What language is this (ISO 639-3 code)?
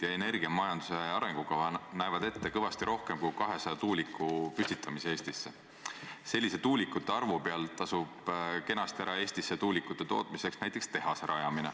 est